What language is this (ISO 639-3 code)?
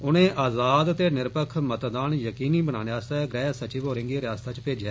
doi